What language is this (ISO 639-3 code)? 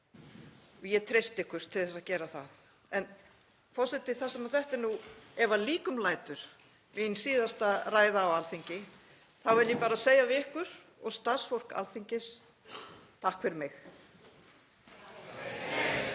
isl